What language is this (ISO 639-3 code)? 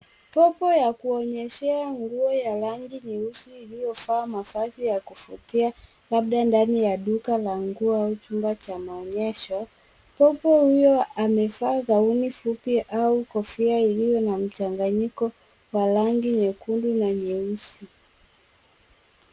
swa